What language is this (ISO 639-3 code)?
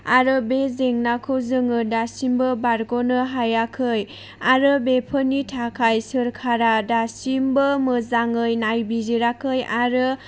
brx